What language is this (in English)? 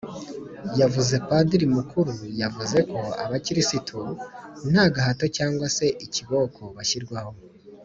Kinyarwanda